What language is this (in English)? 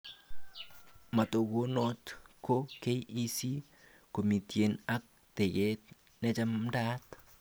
Kalenjin